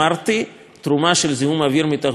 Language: Hebrew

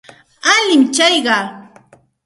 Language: Santa Ana de Tusi Pasco Quechua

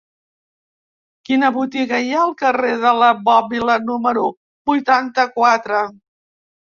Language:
Catalan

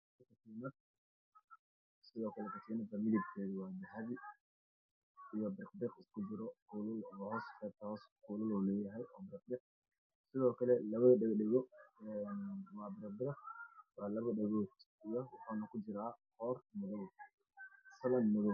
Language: Somali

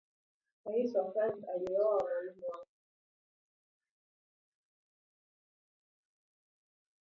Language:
Swahili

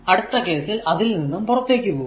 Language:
Malayalam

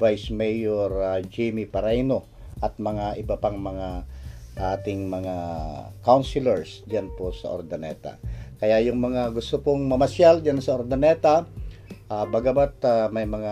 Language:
Filipino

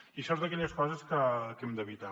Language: Catalan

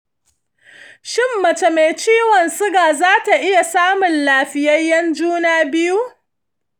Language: Hausa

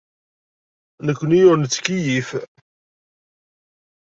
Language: Kabyle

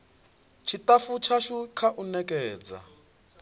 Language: Venda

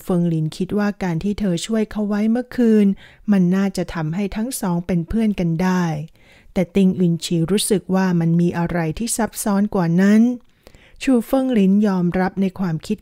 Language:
Thai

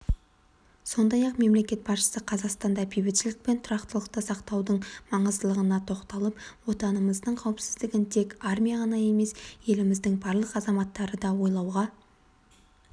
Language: Kazakh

